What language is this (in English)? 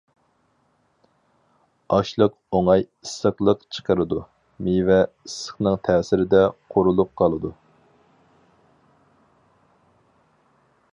Uyghur